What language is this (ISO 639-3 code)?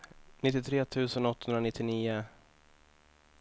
swe